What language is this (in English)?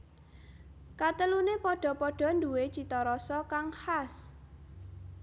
Javanese